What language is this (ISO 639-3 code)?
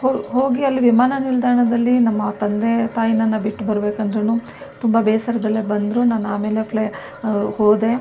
kan